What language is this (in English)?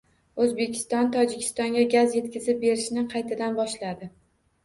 Uzbek